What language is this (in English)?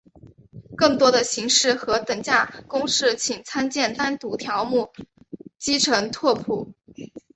Chinese